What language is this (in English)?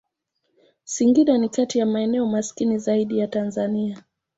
Swahili